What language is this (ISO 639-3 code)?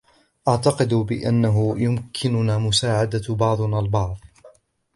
ara